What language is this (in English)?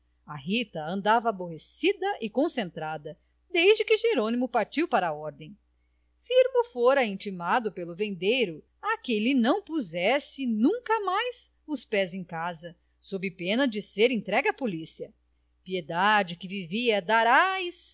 Portuguese